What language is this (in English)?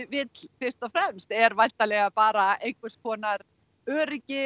Icelandic